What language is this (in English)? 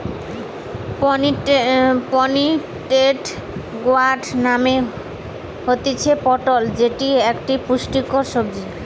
Bangla